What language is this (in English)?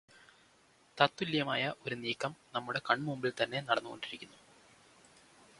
Malayalam